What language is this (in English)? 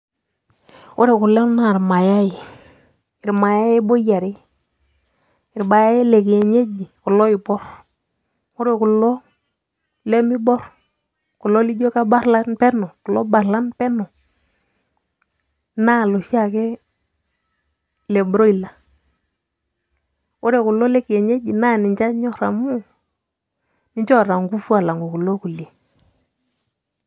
Masai